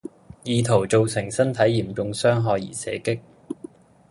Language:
Cantonese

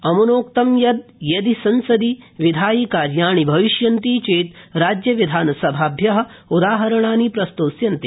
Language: Sanskrit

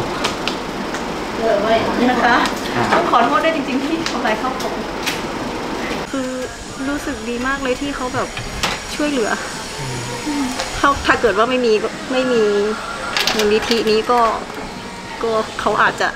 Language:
Thai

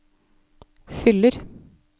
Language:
Norwegian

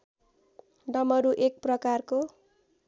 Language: Nepali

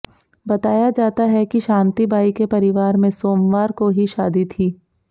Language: Hindi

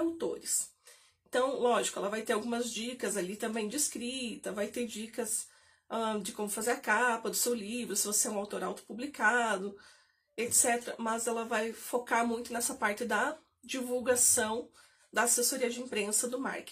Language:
Portuguese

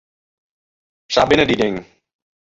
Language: Western Frisian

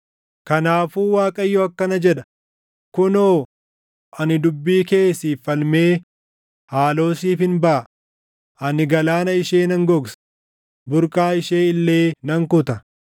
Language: Oromo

